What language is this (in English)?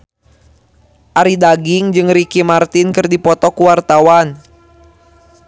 Sundanese